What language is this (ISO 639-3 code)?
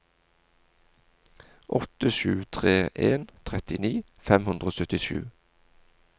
nor